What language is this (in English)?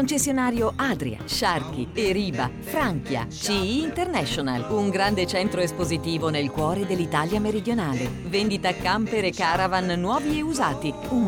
Italian